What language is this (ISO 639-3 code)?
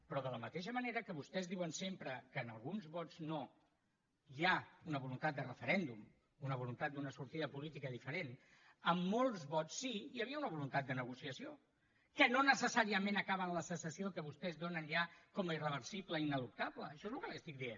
cat